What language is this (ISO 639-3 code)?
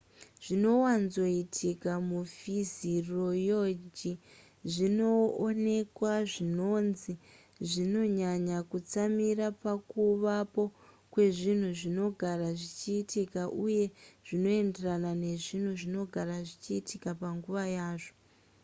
sna